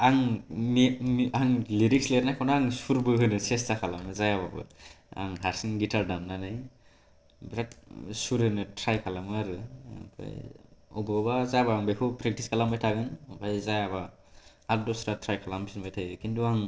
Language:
Bodo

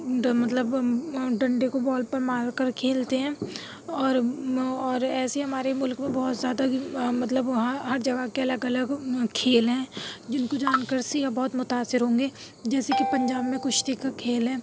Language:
Urdu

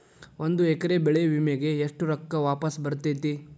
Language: Kannada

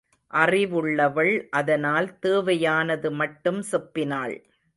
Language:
Tamil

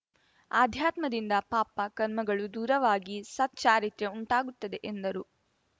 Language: Kannada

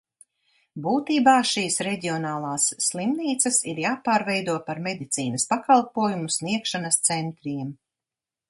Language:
Latvian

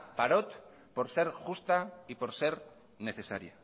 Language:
Spanish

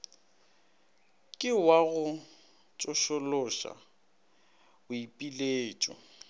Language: Northern Sotho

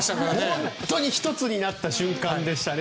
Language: Japanese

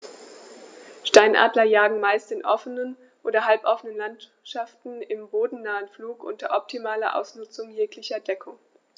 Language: German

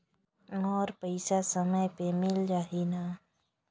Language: Chhattisgarhi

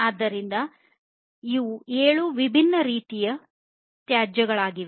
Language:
Kannada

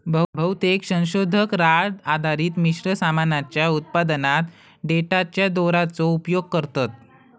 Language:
Marathi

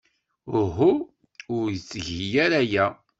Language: Kabyle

